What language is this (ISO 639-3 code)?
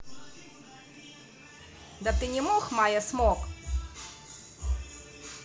rus